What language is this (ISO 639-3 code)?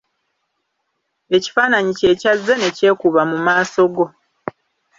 lug